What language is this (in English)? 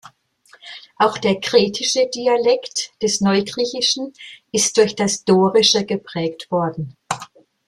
German